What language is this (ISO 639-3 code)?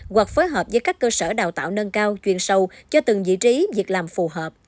vie